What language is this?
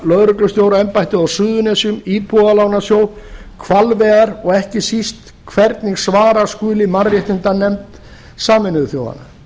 Icelandic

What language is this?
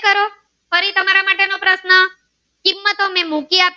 Gujarati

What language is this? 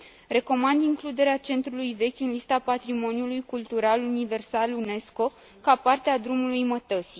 Romanian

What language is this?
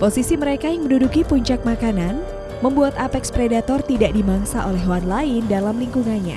Indonesian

